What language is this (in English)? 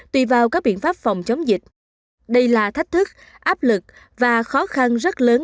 Vietnamese